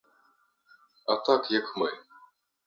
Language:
Ukrainian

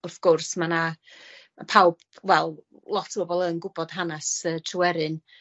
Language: Welsh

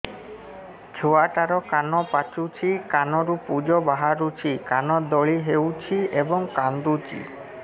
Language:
Odia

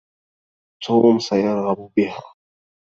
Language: Arabic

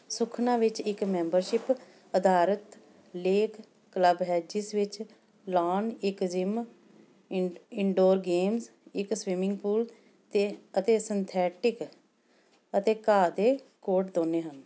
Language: Punjabi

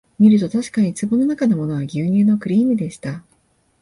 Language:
Japanese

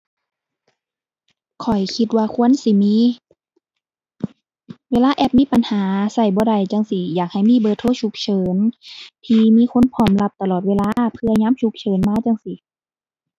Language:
Thai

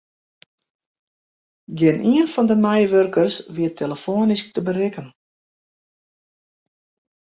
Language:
Western Frisian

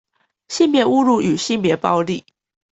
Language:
Chinese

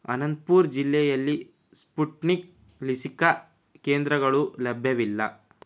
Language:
Kannada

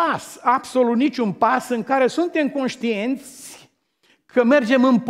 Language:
Romanian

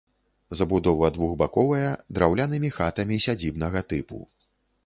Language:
Belarusian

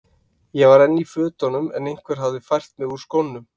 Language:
Icelandic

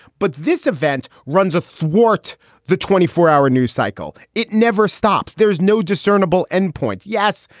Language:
English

